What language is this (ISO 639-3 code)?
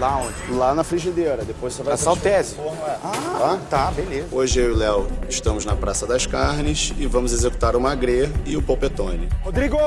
por